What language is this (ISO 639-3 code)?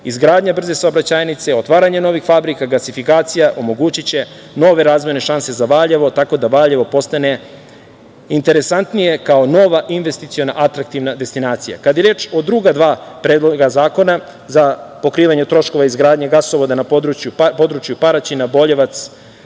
srp